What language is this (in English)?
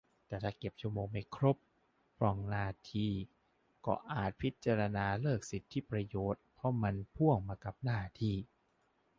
Thai